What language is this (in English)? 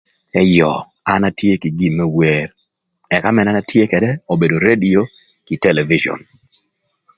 Thur